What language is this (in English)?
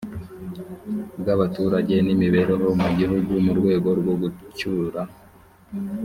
Kinyarwanda